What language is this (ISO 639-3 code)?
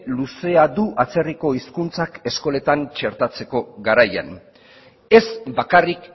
eus